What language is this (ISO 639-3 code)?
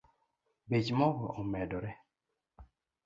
luo